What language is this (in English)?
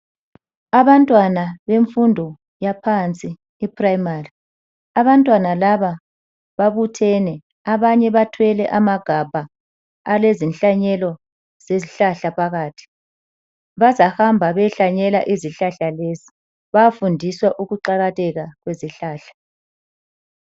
North Ndebele